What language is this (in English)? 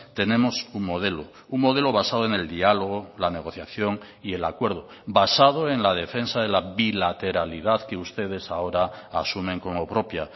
Spanish